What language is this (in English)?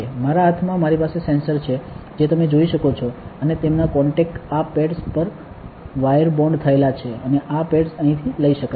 Gujarati